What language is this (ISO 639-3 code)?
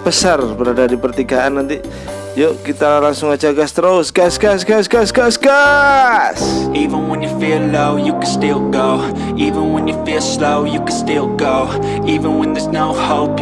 ind